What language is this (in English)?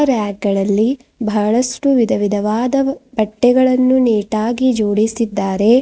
Kannada